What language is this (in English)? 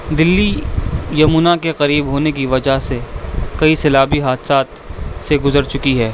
Urdu